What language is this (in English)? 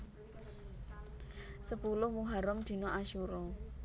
Javanese